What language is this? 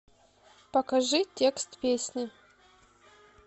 Russian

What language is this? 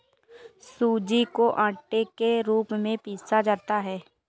Hindi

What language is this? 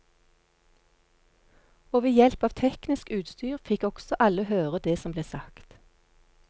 Norwegian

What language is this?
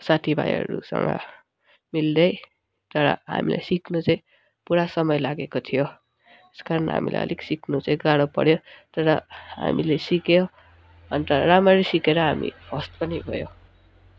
Nepali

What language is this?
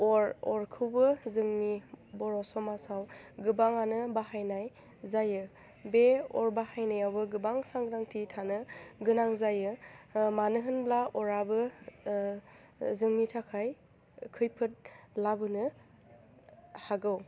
Bodo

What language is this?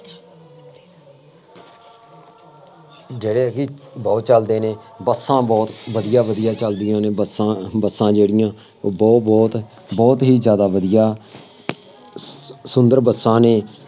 Punjabi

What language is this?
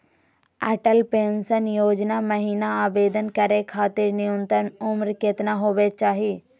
Magahi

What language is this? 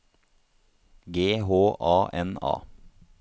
Norwegian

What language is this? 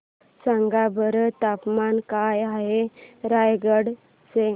Marathi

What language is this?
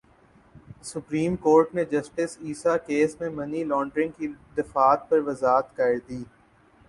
Urdu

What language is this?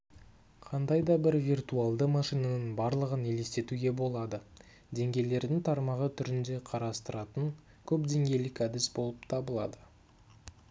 Kazakh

